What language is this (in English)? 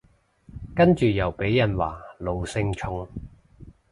Cantonese